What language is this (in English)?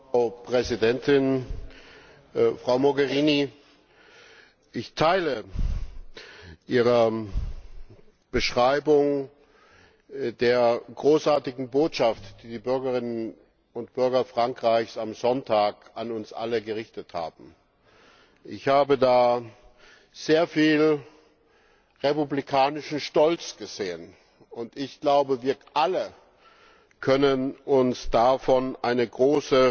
German